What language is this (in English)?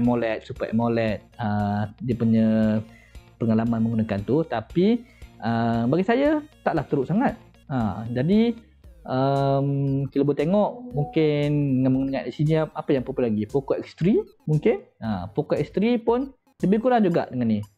Malay